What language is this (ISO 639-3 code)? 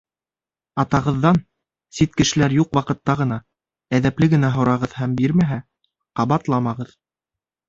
bak